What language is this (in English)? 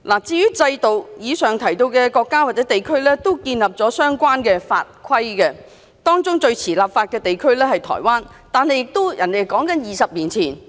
Cantonese